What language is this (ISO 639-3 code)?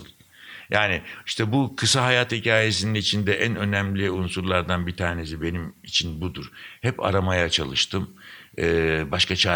tur